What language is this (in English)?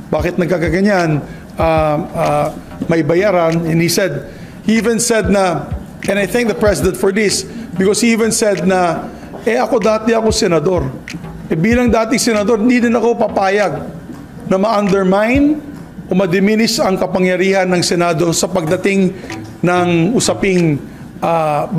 Filipino